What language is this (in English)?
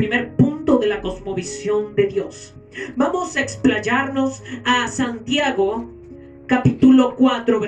Spanish